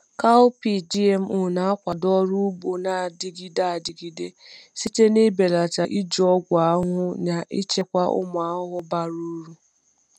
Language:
Igbo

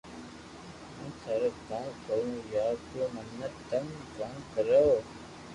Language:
Loarki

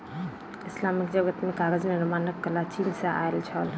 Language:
Maithili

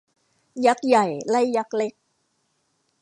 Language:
Thai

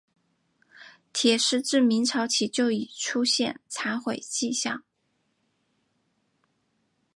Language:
Chinese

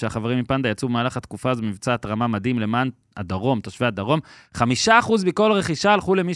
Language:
Hebrew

